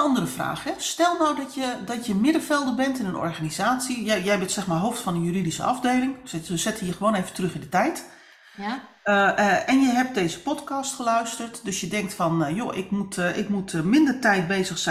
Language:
Dutch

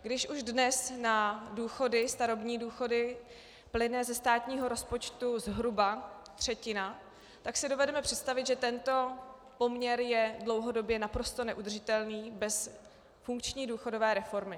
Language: Czech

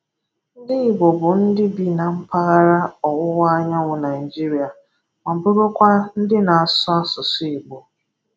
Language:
Igbo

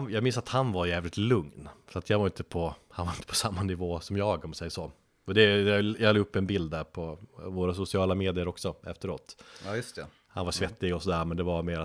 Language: Swedish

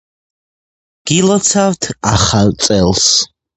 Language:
Georgian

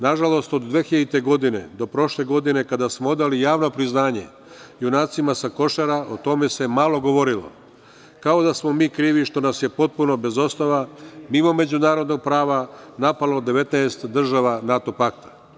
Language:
Serbian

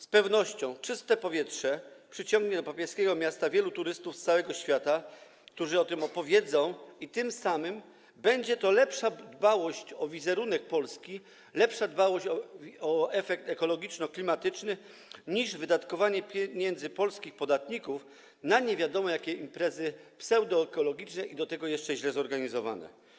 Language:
Polish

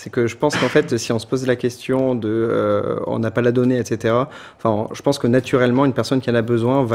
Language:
French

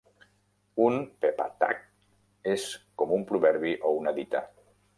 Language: Catalan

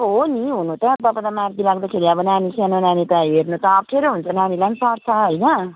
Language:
Nepali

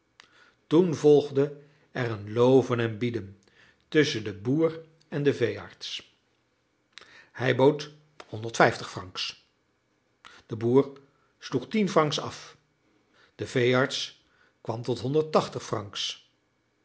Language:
Dutch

